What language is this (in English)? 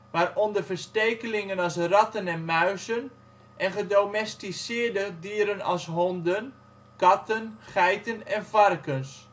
Dutch